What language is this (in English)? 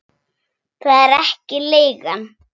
Icelandic